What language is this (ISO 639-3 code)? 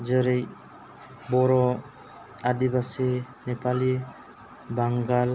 brx